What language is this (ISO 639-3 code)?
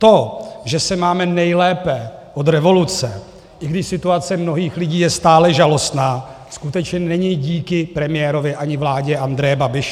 ces